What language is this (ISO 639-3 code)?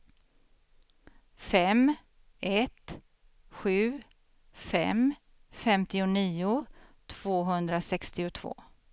swe